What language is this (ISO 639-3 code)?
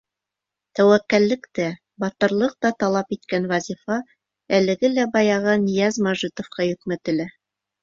bak